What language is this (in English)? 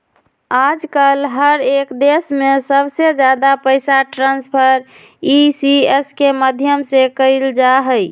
Magahi